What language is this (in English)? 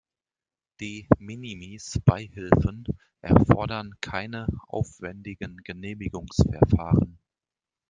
German